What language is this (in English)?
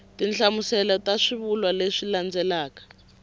Tsonga